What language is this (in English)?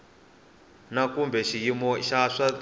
Tsonga